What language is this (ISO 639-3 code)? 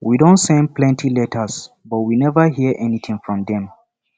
pcm